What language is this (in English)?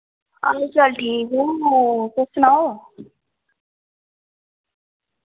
Dogri